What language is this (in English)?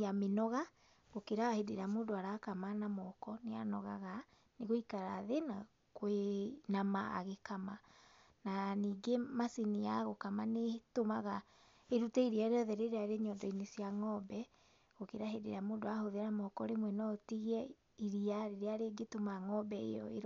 Kikuyu